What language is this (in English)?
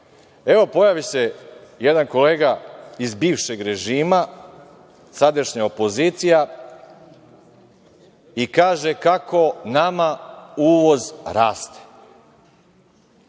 Serbian